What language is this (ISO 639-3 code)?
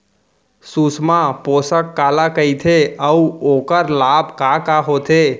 hne